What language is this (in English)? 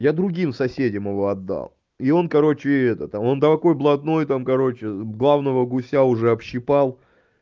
Russian